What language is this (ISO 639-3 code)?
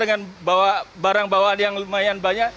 ind